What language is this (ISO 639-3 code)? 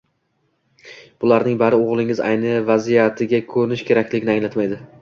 uzb